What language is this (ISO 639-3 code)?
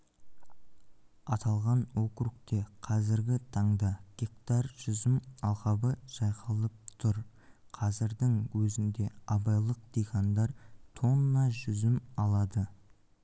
kaz